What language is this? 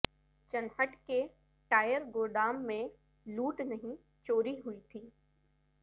Urdu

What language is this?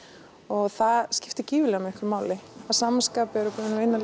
Icelandic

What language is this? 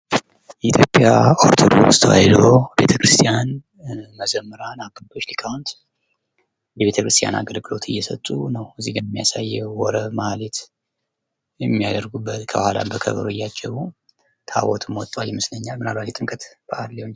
Amharic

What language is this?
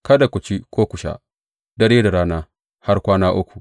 Hausa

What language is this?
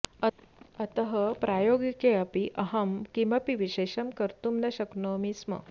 Sanskrit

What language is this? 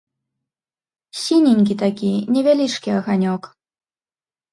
Belarusian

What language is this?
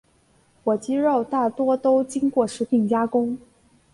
Chinese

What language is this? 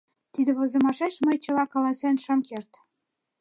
Mari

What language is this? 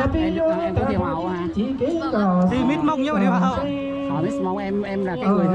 Vietnamese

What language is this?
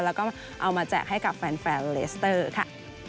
Thai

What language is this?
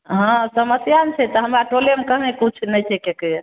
Maithili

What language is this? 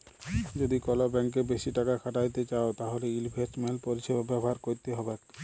Bangla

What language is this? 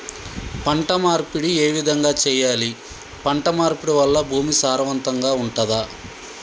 Telugu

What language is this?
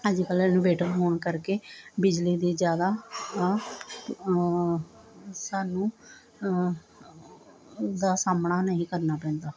Punjabi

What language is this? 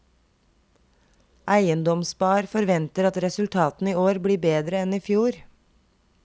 Norwegian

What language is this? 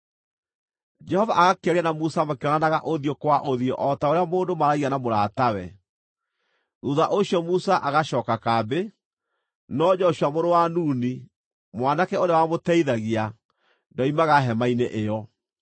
Kikuyu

